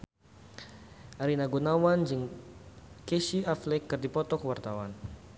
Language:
Sundanese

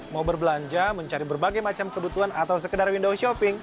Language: Indonesian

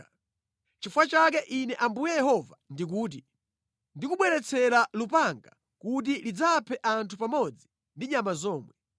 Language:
Nyanja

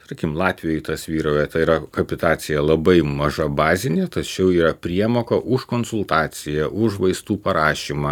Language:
Lithuanian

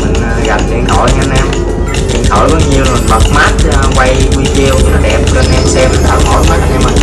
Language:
Vietnamese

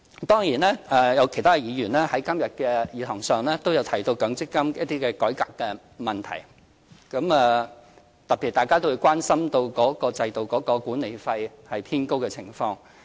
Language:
Cantonese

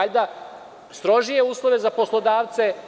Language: Serbian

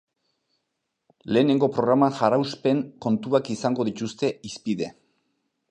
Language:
Basque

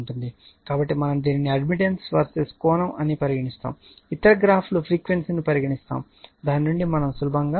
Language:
Telugu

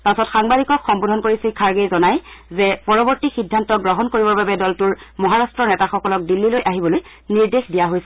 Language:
Assamese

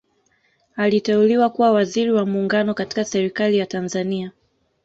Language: Swahili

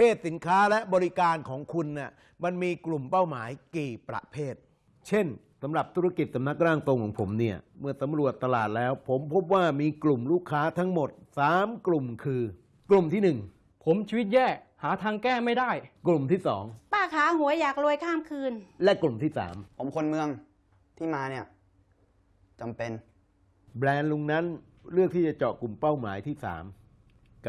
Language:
Thai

